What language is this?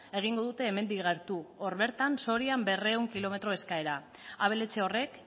Basque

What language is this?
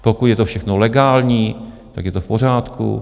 Czech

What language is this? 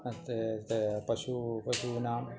Sanskrit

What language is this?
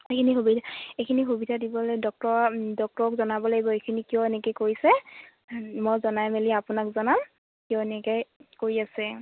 Assamese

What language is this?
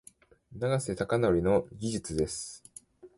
Japanese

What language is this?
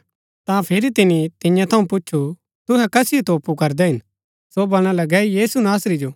Gaddi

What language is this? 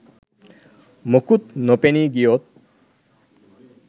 Sinhala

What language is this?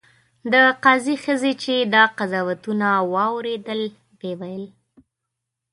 Pashto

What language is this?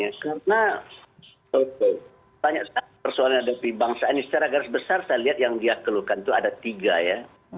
Indonesian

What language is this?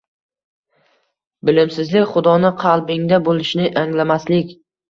Uzbek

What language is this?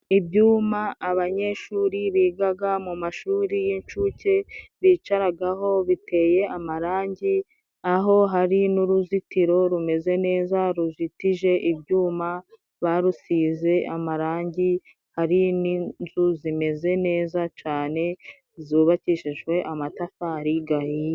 Kinyarwanda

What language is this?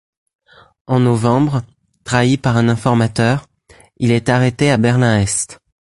French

